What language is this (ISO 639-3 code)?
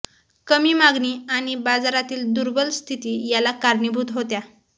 mar